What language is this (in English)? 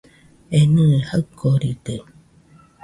Nüpode Huitoto